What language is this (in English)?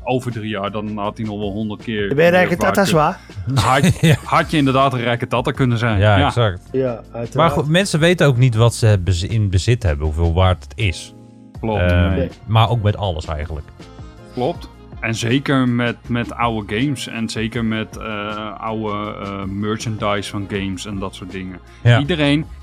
Dutch